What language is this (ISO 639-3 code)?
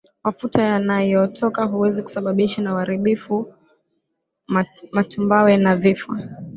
swa